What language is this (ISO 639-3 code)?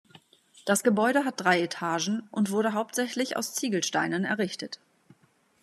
deu